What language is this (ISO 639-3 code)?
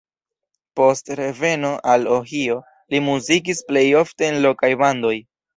epo